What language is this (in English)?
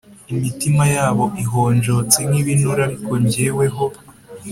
Kinyarwanda